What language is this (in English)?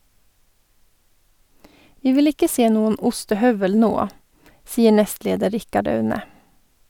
Norwegian